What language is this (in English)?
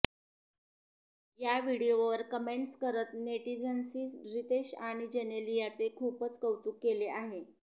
Marathi